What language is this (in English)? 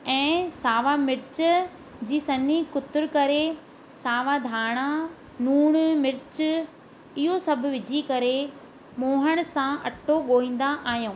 Sindhi